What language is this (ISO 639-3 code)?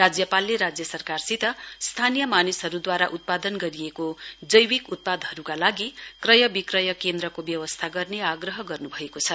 nep